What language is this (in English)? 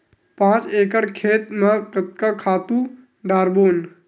Chhattisgarhi